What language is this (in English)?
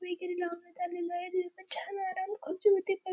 Marathi